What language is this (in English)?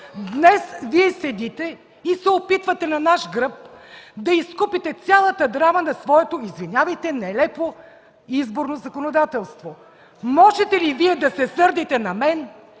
Bulgarian